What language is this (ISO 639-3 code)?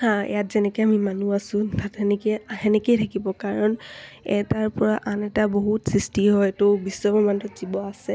asm